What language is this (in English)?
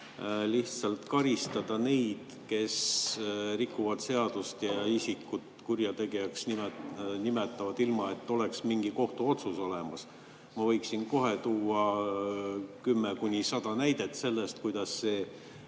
Estonian